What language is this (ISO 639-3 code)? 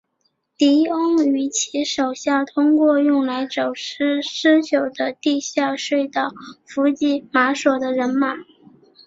zho